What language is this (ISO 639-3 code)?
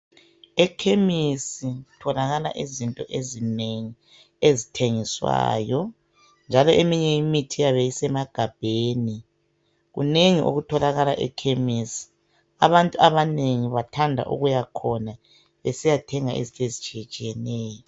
nde